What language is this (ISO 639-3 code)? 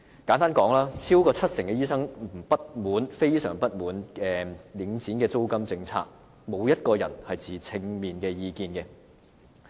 yue